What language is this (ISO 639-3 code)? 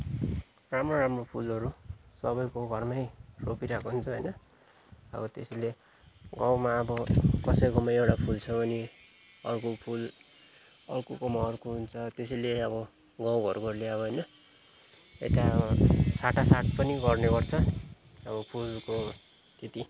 nep